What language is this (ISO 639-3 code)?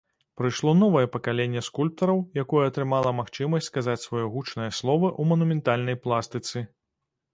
bel